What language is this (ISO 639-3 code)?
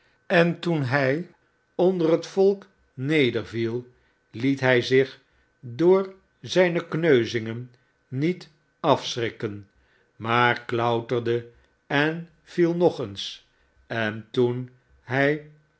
nld